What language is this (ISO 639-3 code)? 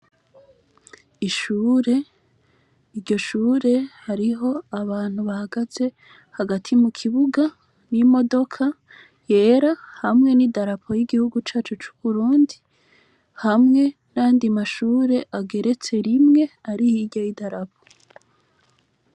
run